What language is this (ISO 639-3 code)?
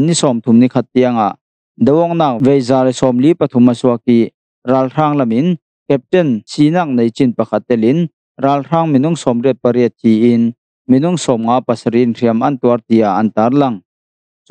tha